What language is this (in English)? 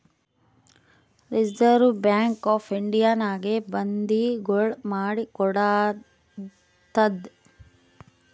Kannada